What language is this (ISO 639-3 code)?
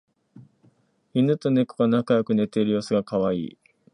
jpn